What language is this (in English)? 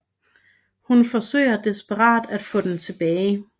Danish